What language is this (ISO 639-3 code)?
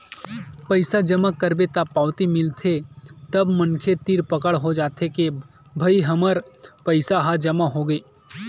hne